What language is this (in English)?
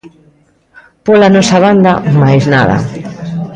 Galician